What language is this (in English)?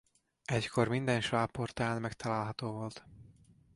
Hungarian